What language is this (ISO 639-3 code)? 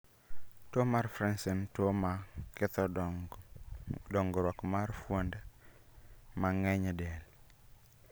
luo